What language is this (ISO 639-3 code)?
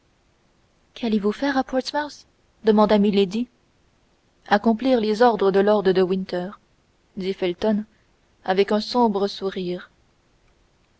fra